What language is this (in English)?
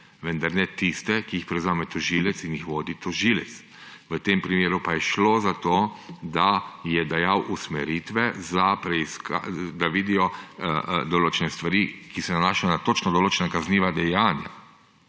Slovenian